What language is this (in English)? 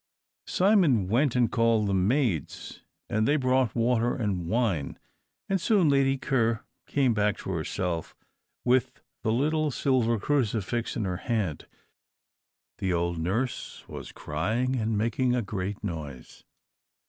English